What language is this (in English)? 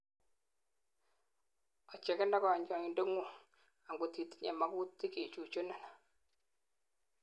Kalenjin